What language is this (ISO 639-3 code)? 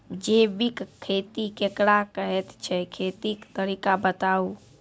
mai